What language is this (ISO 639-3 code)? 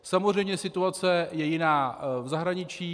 ces